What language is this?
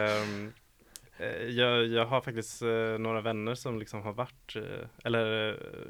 Swedish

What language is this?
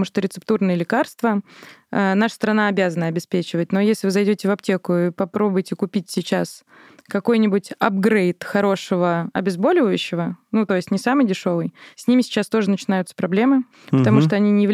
Russian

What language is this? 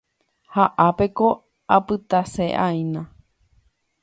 Guarani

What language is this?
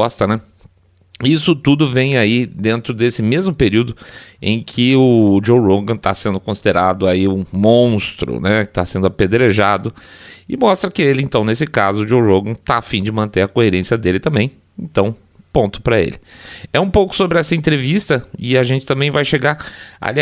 Portuguese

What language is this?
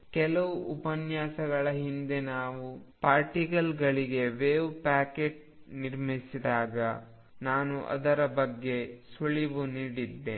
Kannada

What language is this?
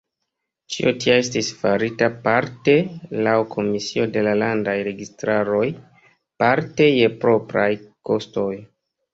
Esperanto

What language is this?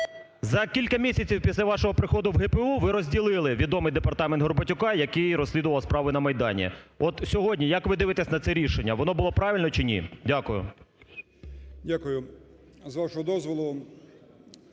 Ukrainian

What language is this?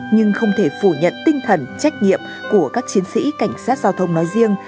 Vietnamese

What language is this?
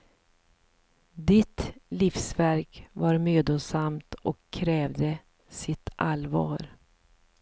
Swedish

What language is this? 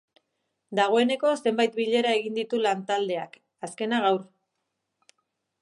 Basque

